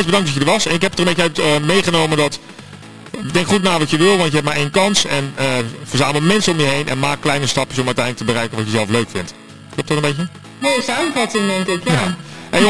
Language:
Dutch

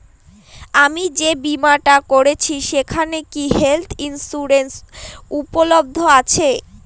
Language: Bangla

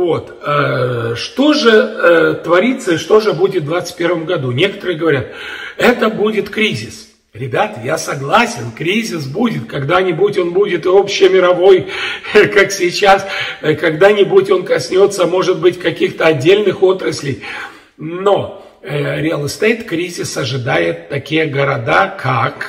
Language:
Russian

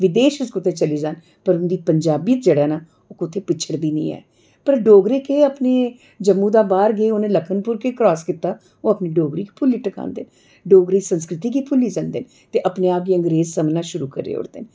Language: Dogri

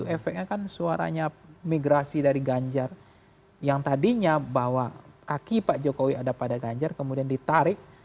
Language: Indonesian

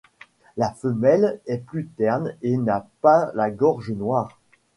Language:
French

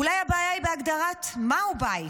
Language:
Hebrew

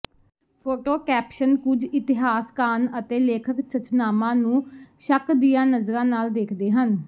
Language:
Punjabi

